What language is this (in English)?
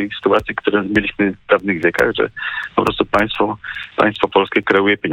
Polish